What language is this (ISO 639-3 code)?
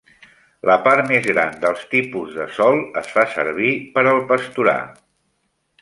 cat